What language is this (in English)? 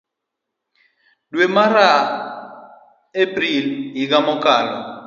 Luo (Kenya and Tanzania)